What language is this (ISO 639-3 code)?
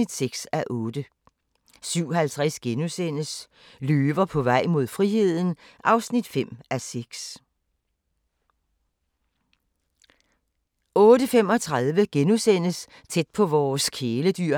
dan